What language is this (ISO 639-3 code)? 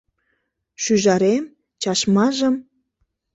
chm